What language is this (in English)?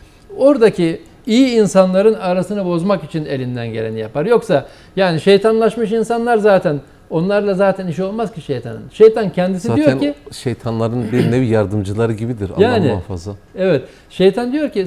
Turkish